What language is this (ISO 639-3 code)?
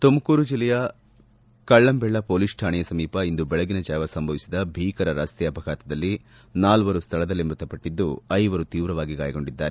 kan